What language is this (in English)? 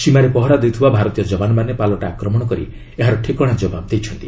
Odia